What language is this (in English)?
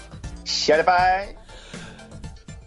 Welsh